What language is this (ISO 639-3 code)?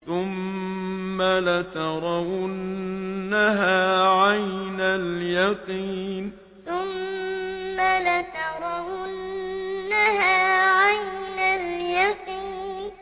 ara